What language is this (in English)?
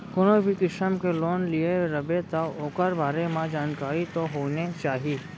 Chhattisgarhi